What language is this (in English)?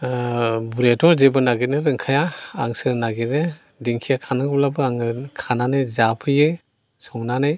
Bodo